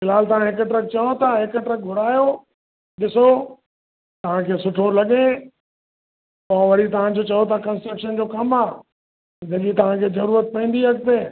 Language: Sindhi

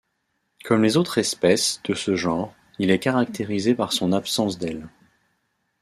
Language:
French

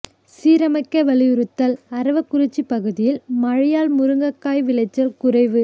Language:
Tamil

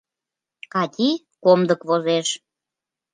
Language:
Mari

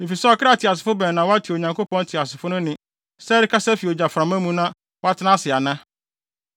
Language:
Akan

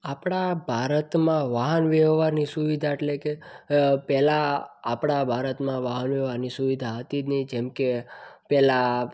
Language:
Gujarati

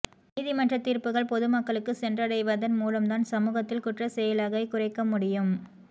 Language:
Tamil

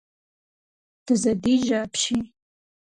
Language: Kabardian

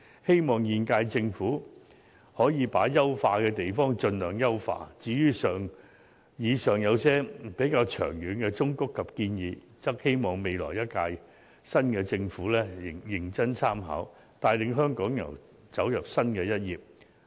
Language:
Cantonese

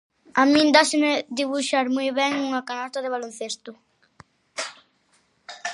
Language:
Galician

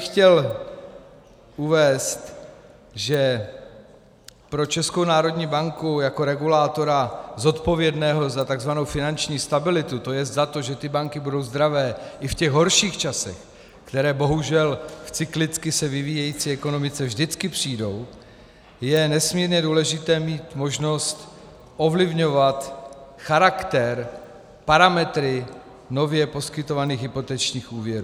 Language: Czech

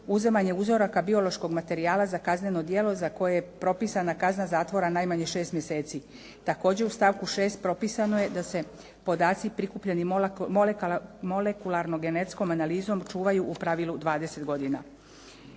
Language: Croatian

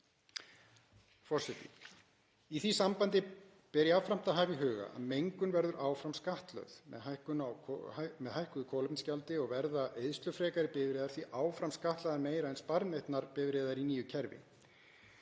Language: Icelandic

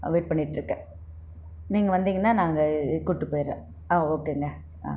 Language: Tamil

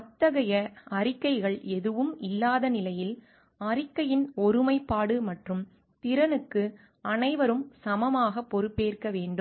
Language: Tamil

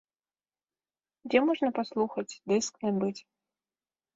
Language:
Belarusian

